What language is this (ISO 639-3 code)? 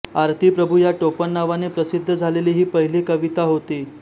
mar